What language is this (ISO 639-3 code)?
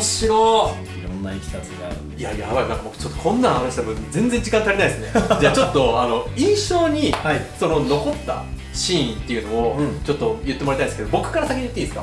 jpn